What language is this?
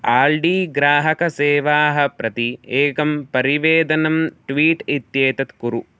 Sanskrit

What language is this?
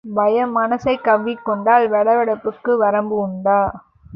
Tamil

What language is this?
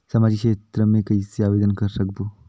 Chhattisgarhi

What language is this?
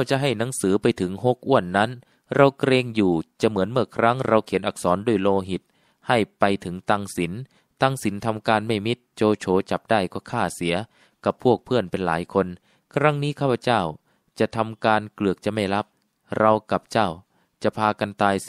Thai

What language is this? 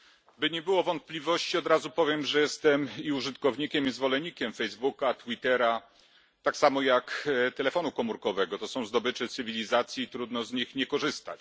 Polish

